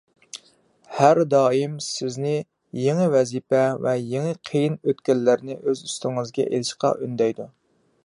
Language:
Uyghur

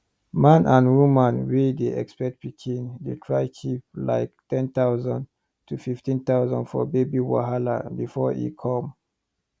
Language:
Nigerian Pidgin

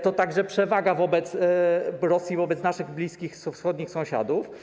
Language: Polish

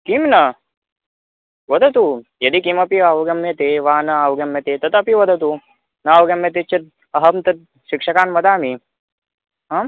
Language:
Sanskrit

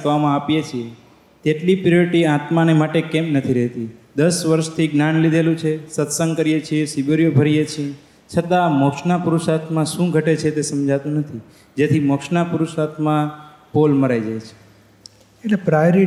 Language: Gujarati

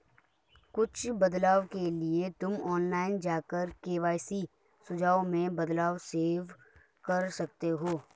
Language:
Hindi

